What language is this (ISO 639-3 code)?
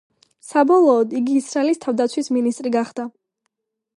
kat